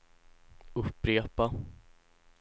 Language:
Swedish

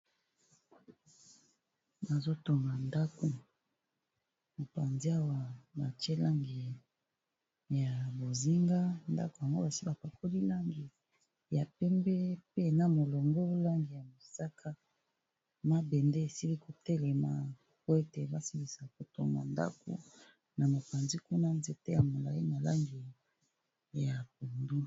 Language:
Lingala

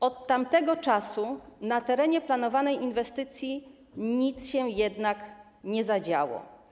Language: Polish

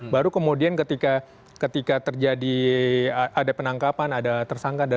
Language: Indonesian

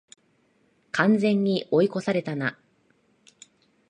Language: Japanese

